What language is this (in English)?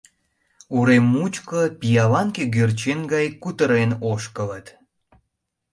Mari